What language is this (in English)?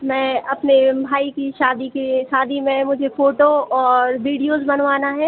Hindi